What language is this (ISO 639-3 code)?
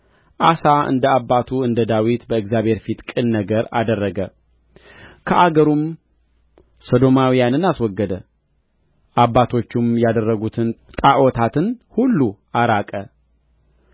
amh